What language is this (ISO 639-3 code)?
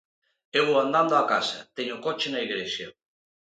glg